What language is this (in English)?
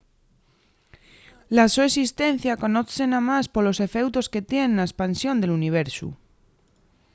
Asturian